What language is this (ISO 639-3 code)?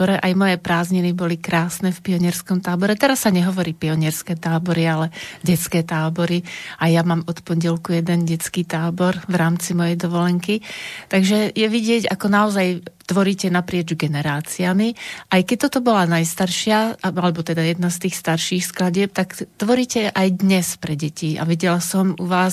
slk